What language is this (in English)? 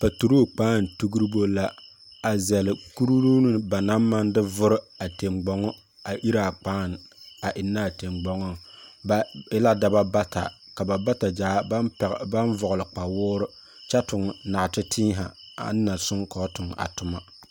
Southern Dagaare